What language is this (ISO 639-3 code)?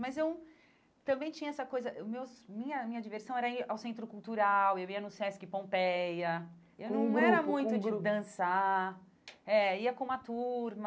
por